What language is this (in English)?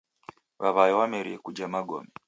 Taita